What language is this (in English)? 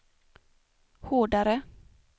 Swedish